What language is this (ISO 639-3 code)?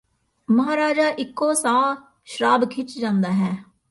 pan